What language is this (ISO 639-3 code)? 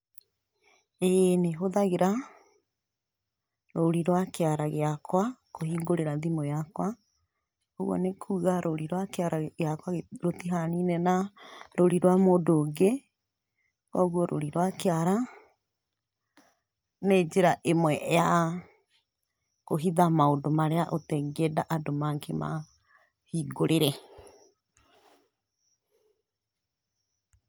kik